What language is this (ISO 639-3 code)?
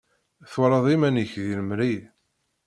kab